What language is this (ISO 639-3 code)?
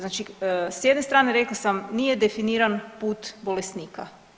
hrv